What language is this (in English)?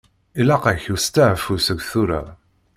Kabyle